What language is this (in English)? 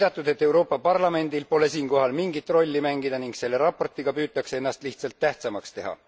Estonian